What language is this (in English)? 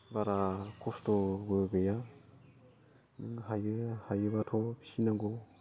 Bodo